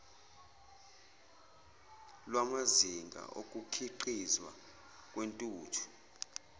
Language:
Zulu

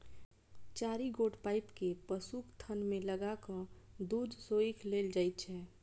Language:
Maithili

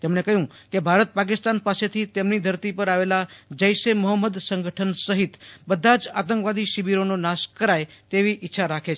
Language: Gujarati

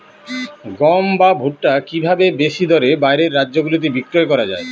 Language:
Bangla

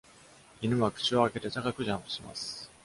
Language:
Japanese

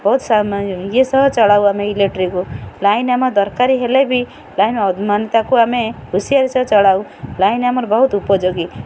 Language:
Odia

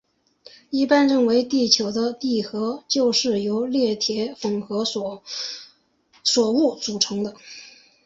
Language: Chinese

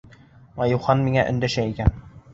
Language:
Bashkir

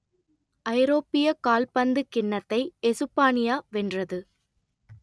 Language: Tamil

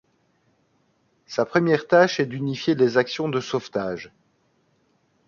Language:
French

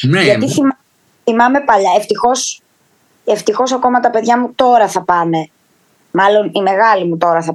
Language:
Greek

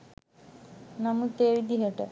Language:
Sinhala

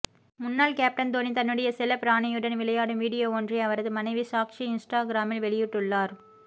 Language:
Tamil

